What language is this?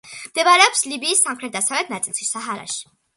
Georgian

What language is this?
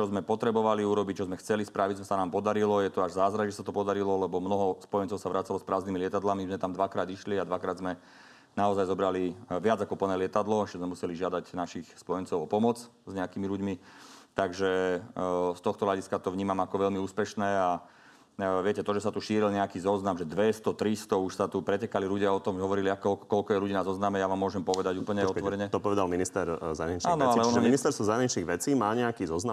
Slovak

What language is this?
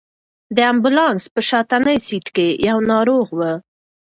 Pashto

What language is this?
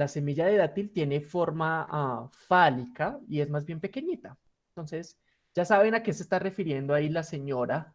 Spanish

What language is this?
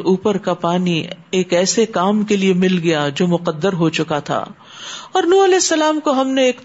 Urdu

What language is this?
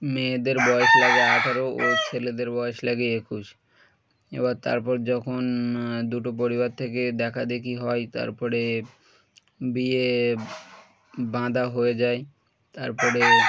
Bangla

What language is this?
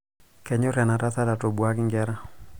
Masai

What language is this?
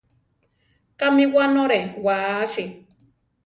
Central Tarahumara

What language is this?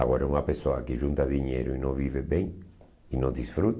Portuguese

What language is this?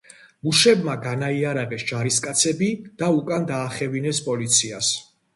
Georgian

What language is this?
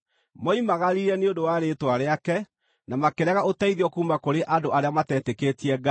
Kikuyu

